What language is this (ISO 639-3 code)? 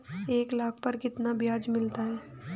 hin